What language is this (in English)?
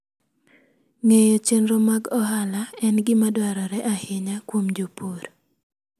Luo (Kenya and Tanzania)